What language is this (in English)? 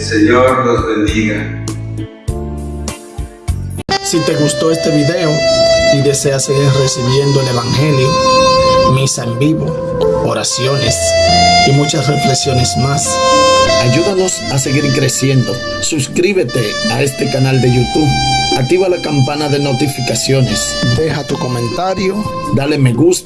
Spanish